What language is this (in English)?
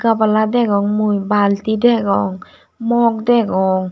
Chakma